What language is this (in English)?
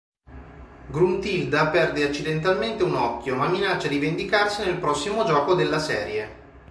Italian